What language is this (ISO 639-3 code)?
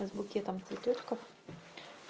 rus